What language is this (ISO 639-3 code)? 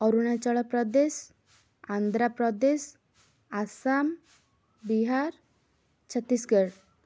ori